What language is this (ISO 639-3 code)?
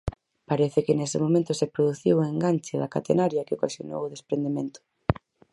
glg